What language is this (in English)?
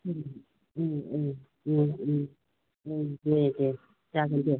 Bodo